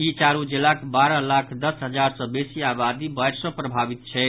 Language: Maithili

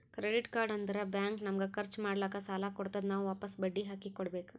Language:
Kannada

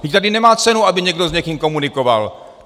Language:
Czech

